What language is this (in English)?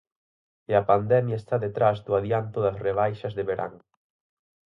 Galician